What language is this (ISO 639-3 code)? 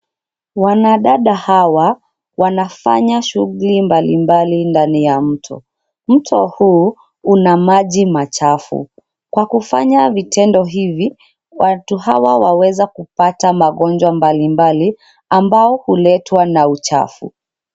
swa